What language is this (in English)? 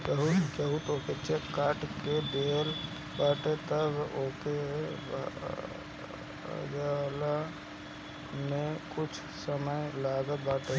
Bhojpuri